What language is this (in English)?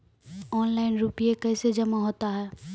Maithili